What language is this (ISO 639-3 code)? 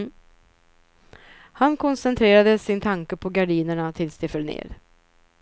swe